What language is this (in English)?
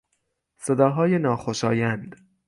Persian